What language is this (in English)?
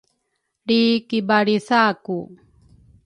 Rukai